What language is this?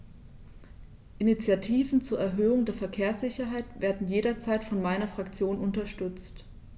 German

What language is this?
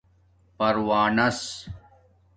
Domaaki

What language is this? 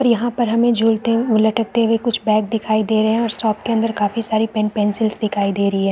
Hindi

